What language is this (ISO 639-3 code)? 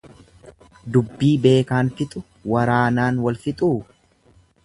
orm